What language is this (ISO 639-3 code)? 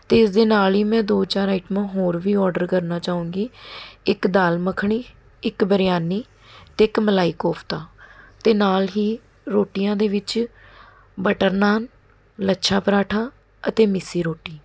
pan